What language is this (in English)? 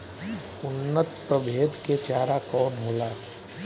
Bhojpuri